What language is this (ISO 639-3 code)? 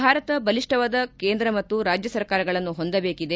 kan